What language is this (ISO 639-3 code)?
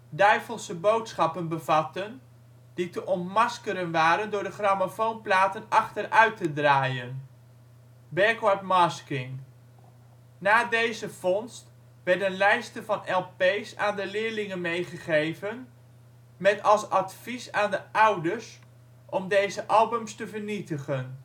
nld